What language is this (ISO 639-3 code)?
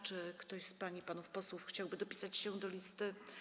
pol